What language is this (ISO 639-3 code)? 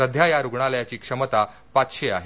mar